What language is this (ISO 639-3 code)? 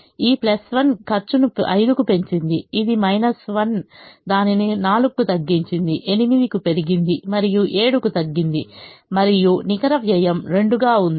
tel